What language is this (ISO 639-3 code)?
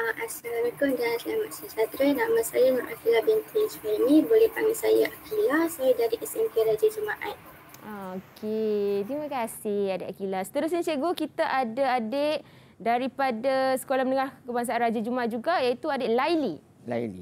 msa